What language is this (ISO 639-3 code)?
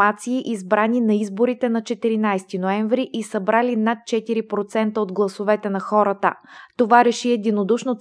bul